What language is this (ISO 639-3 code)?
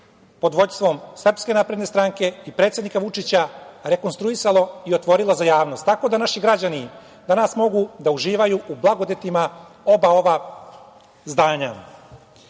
srp